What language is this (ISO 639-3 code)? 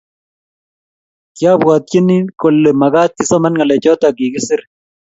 kln